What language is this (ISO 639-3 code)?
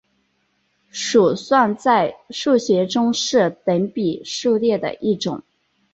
zho